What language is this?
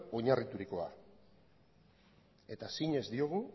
Basque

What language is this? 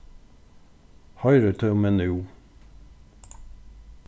Faroese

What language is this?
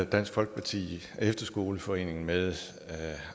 Danish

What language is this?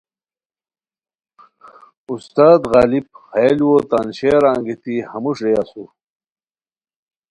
Khowar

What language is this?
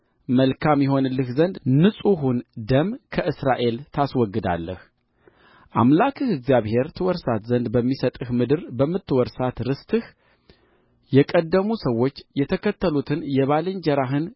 Amharic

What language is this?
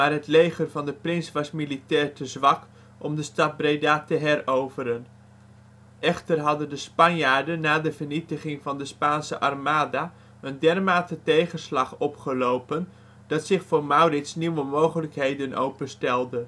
Dutch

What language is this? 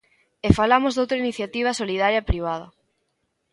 Galician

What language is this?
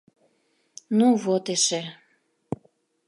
Mari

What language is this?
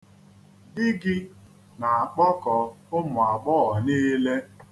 Igbo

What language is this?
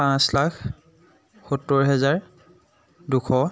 Assamese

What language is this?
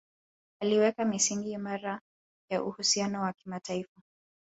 Swahili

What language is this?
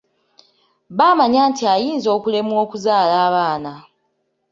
Ganda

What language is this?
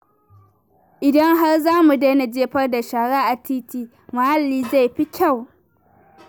Hausa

